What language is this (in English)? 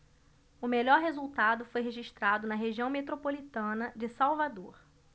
Portuguese